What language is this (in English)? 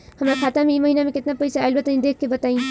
Bhojpuri